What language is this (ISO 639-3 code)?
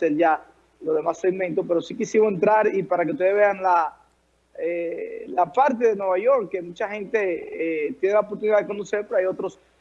spa